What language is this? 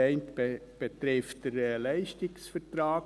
Swiss German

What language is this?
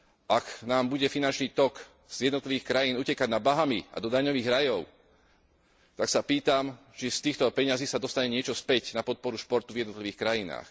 Slovak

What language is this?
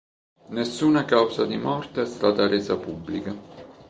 Italian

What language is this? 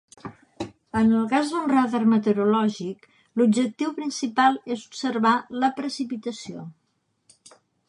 Catalan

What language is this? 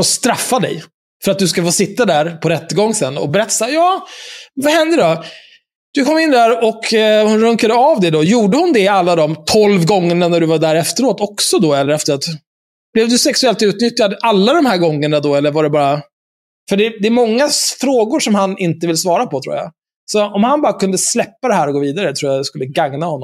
Swedish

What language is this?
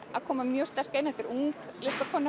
Icelandic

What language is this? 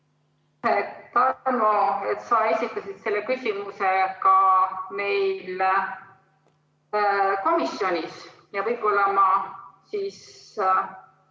Estonian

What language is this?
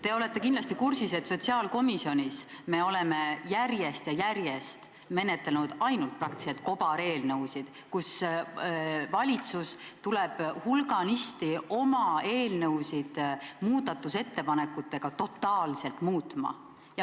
Estonian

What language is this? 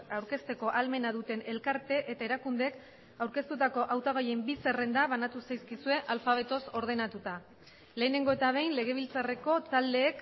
Basque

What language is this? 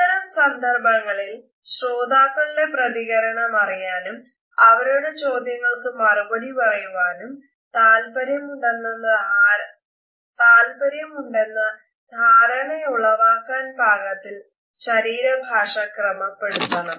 Malayalam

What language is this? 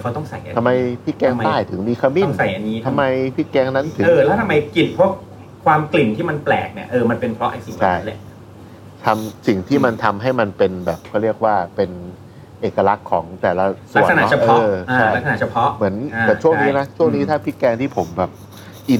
Thai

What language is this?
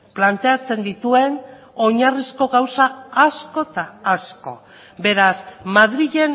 Basque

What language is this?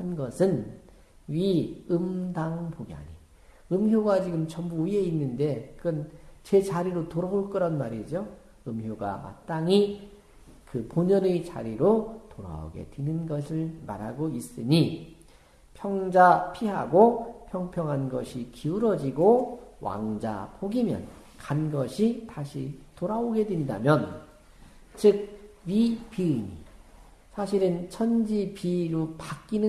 Korean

